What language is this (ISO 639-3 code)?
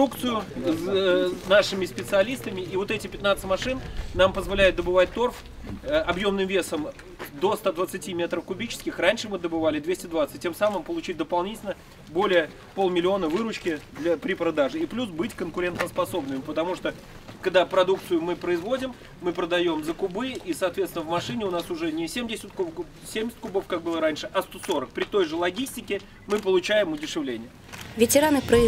rus